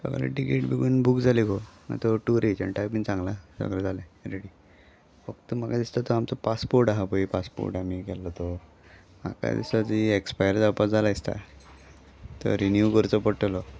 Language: Konkani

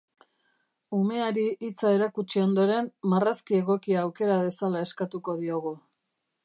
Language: Basque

